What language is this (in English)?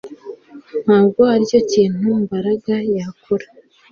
Kinyarwanda